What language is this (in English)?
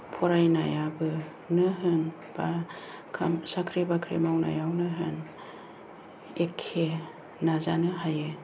Bodo